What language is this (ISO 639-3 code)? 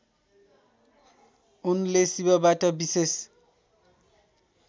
nep